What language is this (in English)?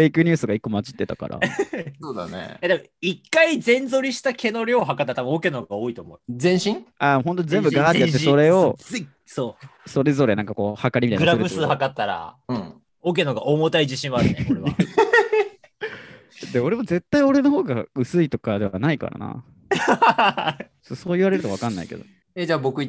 Japanese